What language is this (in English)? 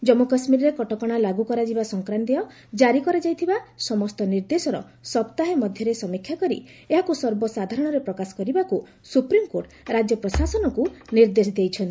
Odia